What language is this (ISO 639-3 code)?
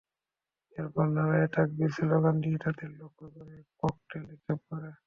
ben